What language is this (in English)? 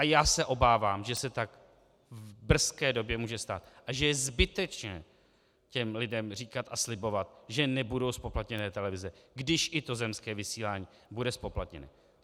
Czech